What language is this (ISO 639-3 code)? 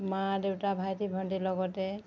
asm